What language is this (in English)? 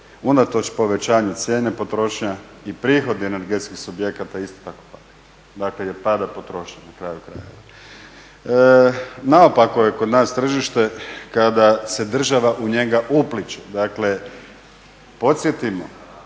Croatian